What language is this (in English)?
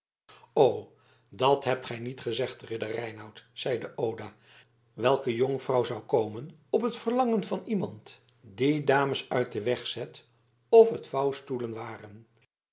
Dutch